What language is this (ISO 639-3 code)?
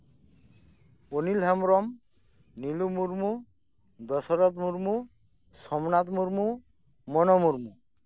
sat